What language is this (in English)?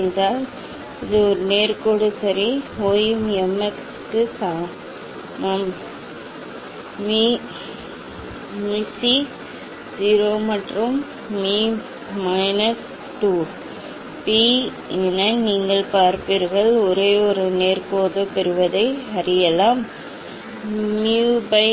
Tamil